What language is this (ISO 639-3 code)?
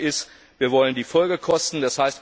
deu